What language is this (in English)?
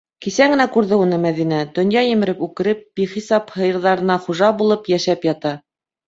Bashkir